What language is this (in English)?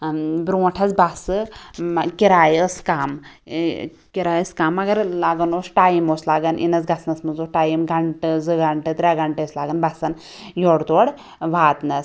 Kashmiri